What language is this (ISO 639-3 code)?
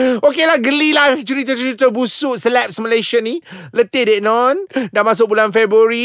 msa